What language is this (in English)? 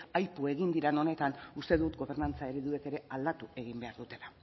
Basque